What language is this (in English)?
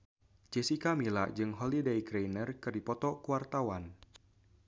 Sundanese